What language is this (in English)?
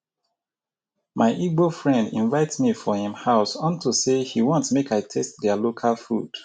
Nigerian Pidgin